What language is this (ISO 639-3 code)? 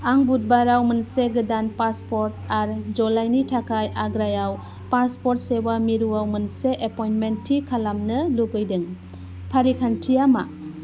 brx